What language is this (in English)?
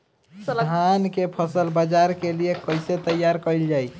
Bhojpuri